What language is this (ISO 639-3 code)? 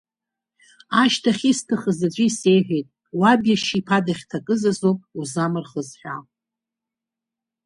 abk